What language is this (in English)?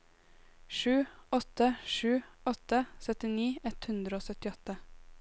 Norwegian